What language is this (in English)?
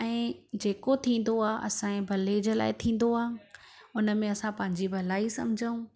Sindhi